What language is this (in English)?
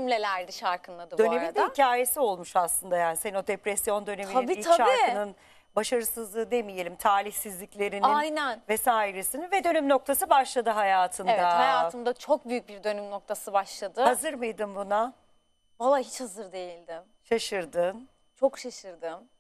Turkish